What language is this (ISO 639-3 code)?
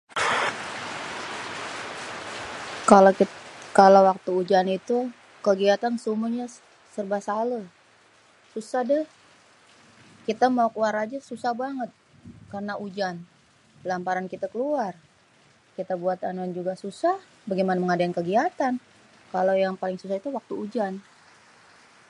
bew